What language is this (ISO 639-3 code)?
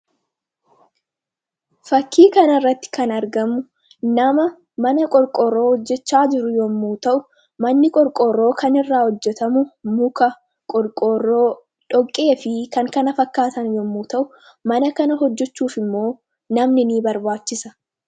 orm